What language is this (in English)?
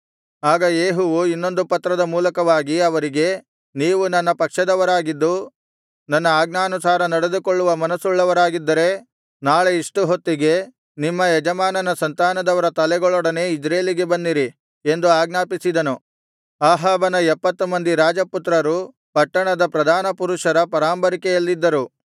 Kannada